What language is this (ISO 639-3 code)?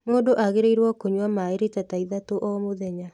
kik